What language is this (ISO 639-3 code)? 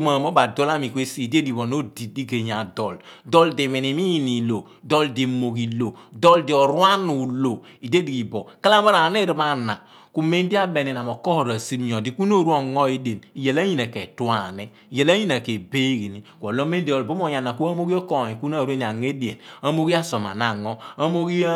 abn